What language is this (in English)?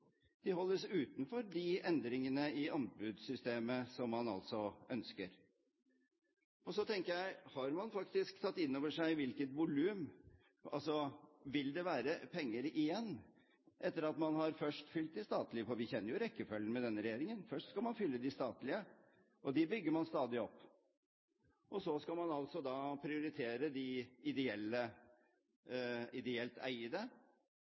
Norwegian Bokmål